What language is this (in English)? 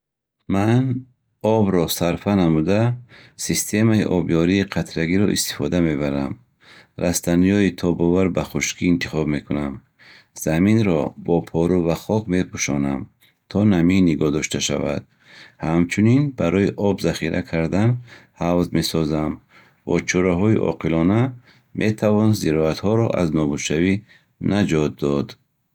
Bukharic